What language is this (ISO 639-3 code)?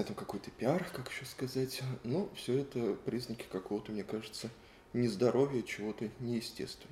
rus